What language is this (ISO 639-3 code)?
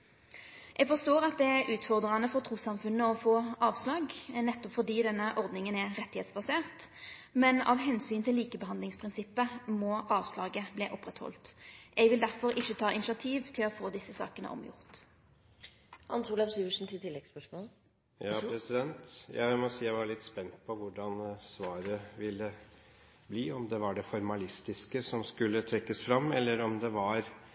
nor